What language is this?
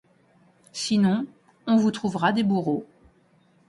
French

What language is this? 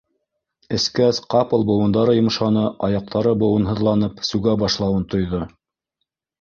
Bashkir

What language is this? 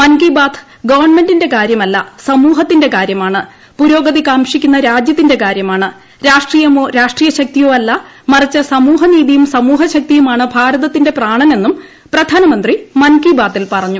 Malayalam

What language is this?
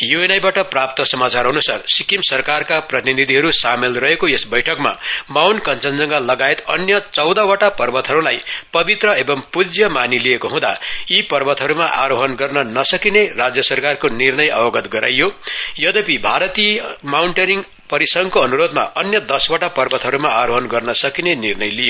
Nepali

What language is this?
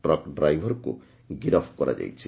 Odia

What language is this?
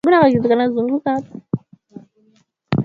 Swahili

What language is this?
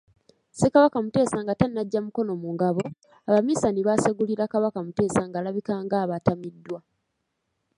Ganda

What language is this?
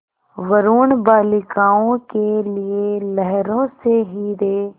Hindi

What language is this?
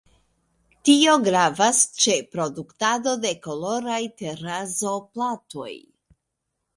Esperanto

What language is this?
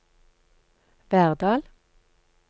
Norwegian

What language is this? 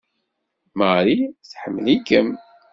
Kabyle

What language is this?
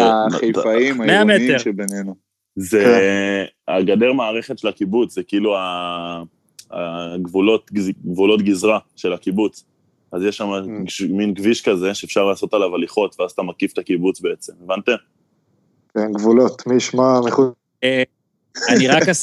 Hebrew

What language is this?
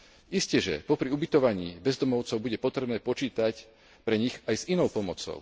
Slovak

